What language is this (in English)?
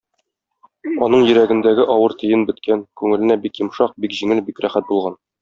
Tatar